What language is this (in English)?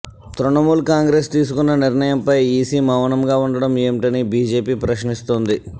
Telugu